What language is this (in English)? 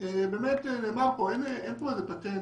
Hebrew